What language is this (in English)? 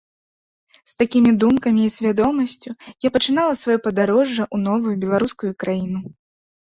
Belarusian